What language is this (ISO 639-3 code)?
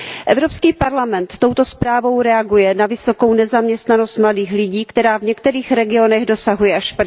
ces